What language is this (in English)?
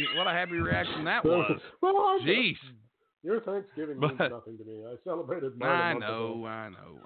English